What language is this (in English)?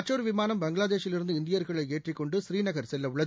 Tamil